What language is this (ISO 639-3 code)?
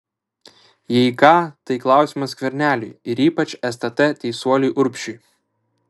lit